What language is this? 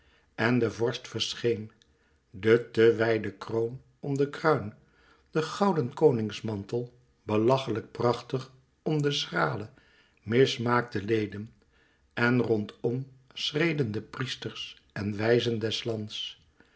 Dutch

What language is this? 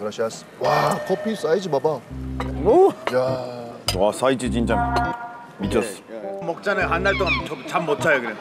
Korean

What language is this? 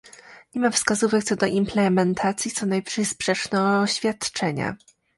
Polish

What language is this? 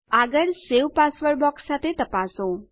Gujarati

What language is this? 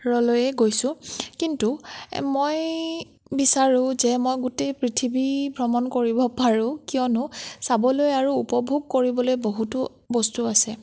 Assamese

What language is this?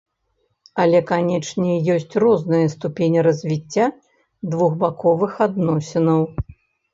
Belarusian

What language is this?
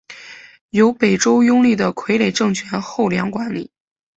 Chinese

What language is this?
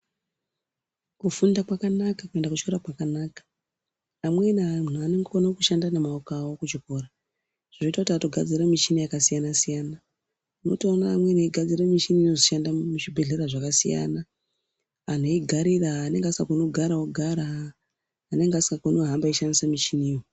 Ndau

